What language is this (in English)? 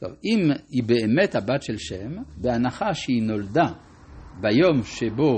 Hebrew